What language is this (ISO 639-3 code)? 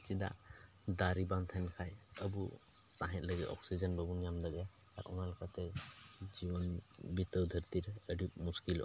sat